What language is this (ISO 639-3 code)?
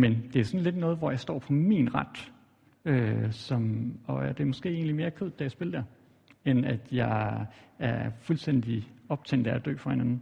dan